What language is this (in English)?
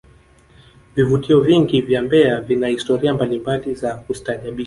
Swahili